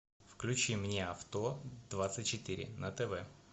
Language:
Russian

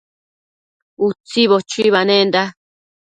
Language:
Matsés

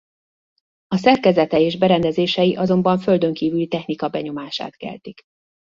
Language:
Hungarian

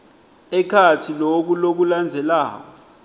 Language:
Swati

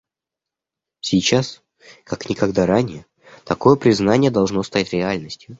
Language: Russian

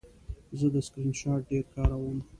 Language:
Pashto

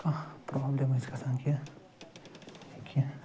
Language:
Kashmiri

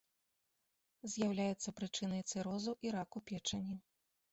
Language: Belarusian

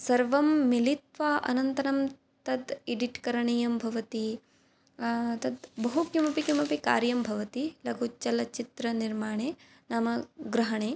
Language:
Sanskrit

